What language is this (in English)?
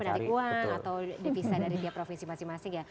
Indonesian